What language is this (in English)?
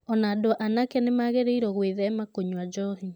Kikuyu